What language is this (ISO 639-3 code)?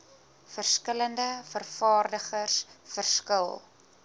afr